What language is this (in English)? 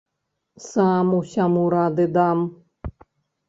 Belarusian